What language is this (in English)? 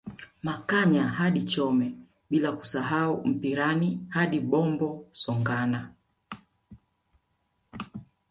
Swahili